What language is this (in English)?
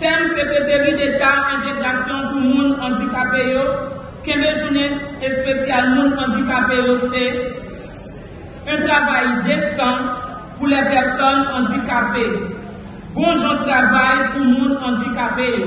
French